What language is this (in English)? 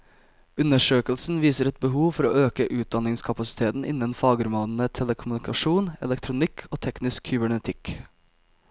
Norwegian